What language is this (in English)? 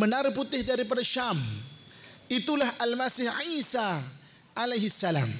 Malay